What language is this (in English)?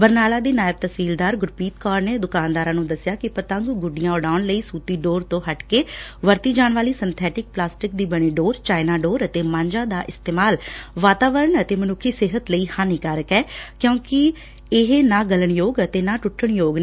Punjabi